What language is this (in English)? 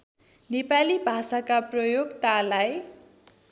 Nepali